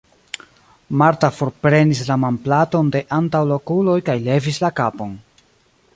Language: Esperanto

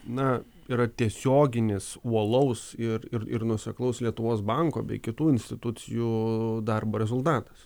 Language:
Lithuanian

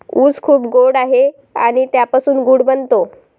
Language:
Marathi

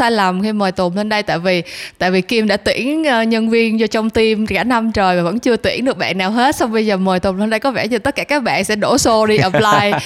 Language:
Vietnamese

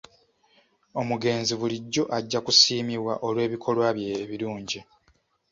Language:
Ganda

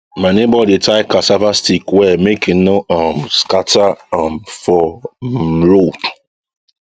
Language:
Nigerian Pidgin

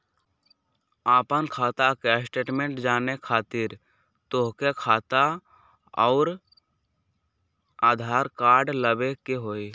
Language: Magahi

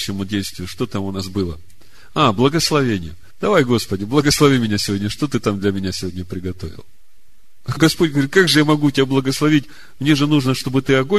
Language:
Russian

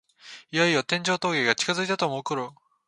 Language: Japanese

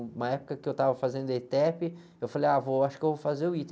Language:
Portuguese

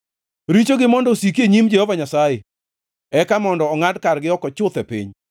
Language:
Luo (Kenya and Tanzania)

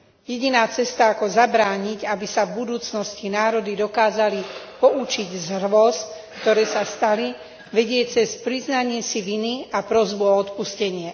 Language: Slovak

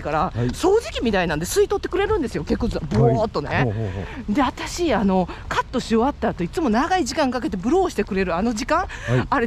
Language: Japanese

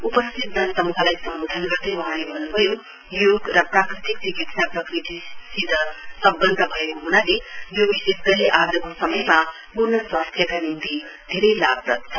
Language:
Nepali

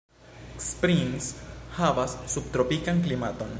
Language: Esperanto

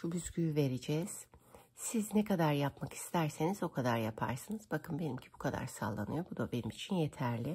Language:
Turkish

